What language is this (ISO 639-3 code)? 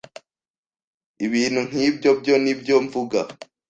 kin